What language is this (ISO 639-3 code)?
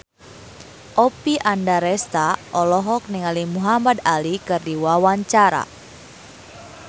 sun